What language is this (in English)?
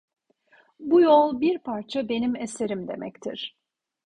Turkish